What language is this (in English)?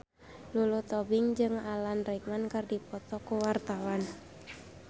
Sundanese